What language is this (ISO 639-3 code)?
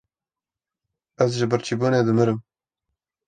kur